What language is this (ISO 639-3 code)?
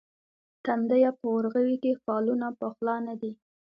pus